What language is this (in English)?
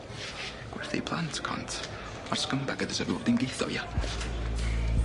Welsh